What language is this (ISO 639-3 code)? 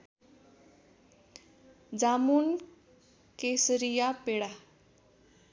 nep